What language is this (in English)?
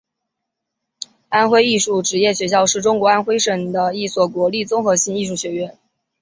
Chinese